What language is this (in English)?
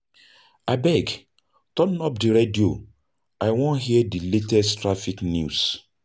Nigerian Pidgin